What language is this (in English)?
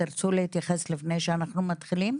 Hebrew